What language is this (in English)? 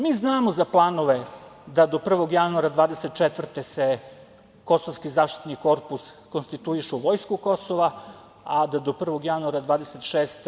Serbian